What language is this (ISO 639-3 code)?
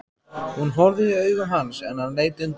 isl